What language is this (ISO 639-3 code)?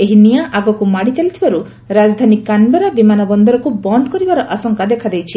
ori